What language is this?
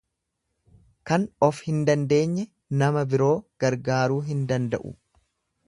Oromo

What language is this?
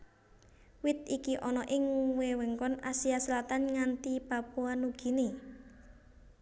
Javanese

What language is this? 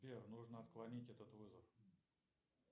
Russian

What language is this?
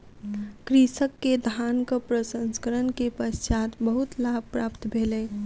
Maithili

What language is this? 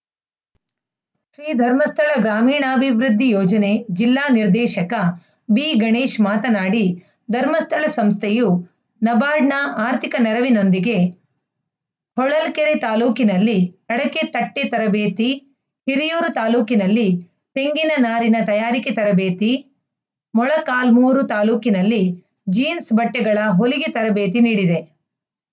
Kannada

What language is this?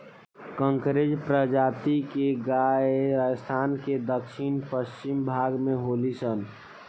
Bhojpuri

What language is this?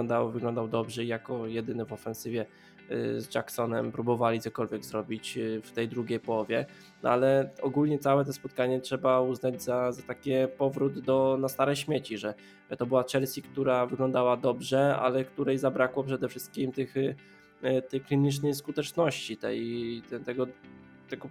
Polish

